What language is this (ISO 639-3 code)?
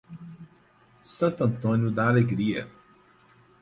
por